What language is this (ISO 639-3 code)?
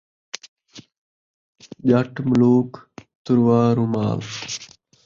skr